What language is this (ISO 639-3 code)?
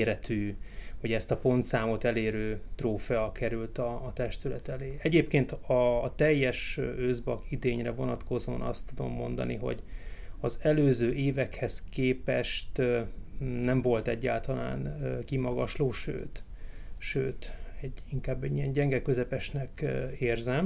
hun